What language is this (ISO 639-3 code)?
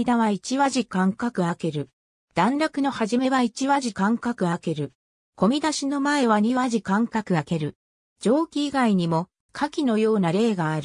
jpn